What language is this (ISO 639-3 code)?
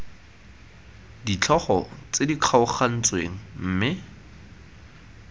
tsn